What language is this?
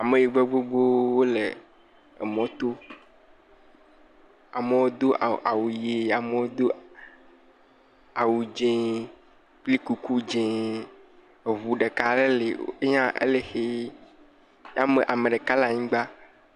Ewe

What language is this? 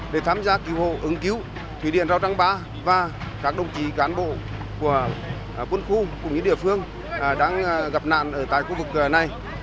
Vietnamese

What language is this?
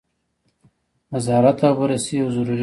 Pashto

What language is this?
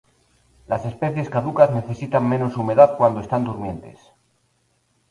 Spanish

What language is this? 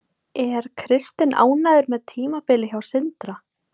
Icelandic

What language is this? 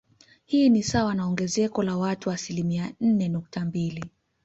Swahili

